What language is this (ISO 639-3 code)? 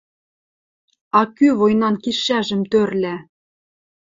mrj